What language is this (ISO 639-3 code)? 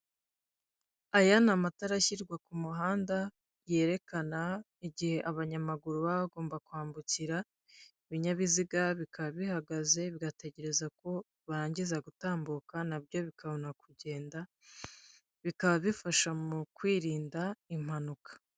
kin